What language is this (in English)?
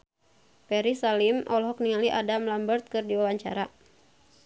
Sundanese